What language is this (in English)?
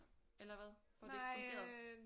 Danish